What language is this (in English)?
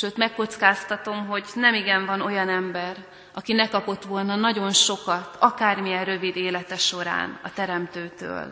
Hungarian